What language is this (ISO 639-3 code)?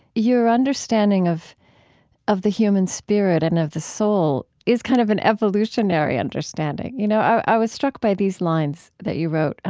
eng